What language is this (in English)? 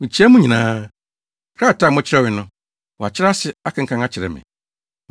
Akan